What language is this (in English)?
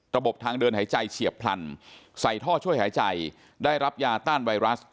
Thai